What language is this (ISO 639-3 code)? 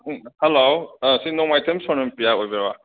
mni